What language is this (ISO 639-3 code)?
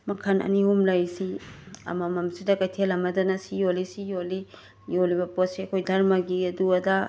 mni